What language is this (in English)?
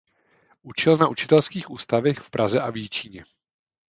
Czech